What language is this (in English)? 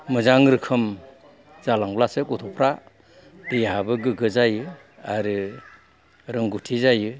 Bodo